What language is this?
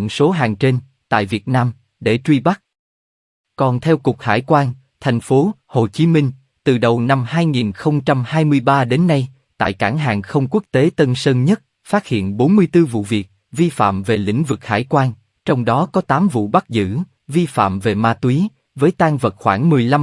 Vietnamese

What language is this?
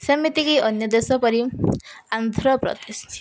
Odia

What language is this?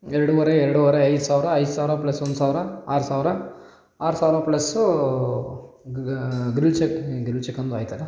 Kannada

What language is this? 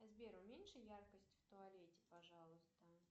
Russian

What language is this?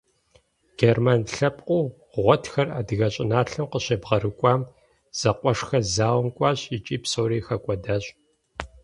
Kabardian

